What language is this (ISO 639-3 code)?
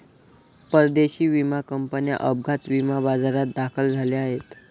mar